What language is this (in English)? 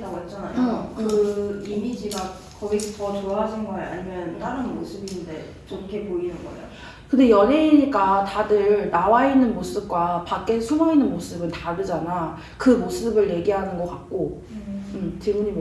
Korean